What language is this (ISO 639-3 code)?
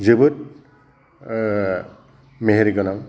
brx